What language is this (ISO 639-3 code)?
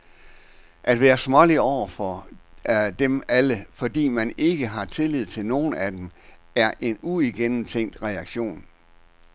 dan